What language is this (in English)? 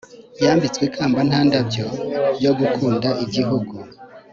Kinyarwanda